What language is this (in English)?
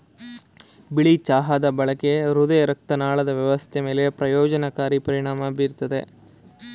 Kannada